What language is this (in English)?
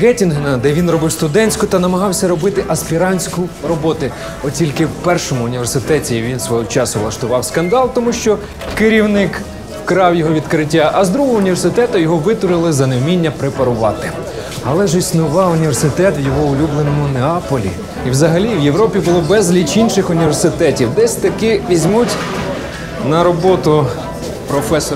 Ukrainian